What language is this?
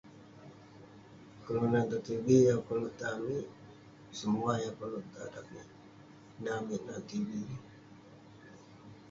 Western Penan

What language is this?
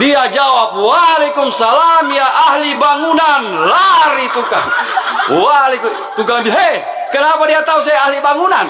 Indonesian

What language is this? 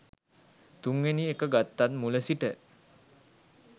Sinhala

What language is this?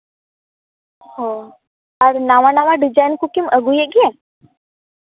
Santali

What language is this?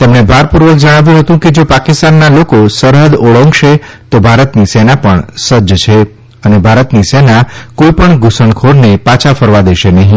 Gujarati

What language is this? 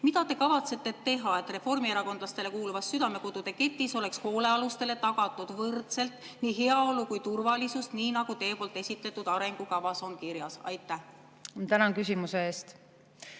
Estonian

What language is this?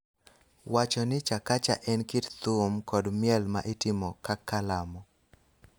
Luo (Kenya and Tanzania)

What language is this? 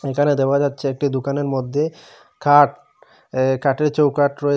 Bangla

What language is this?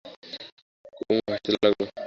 Bangla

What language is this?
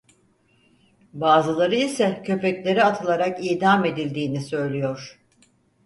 Turkish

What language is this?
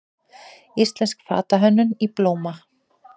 Icelandic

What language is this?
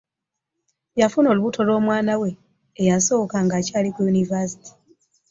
Ganda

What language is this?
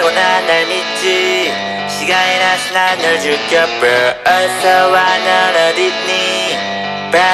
Indonesian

